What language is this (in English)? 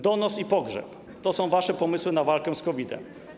Polish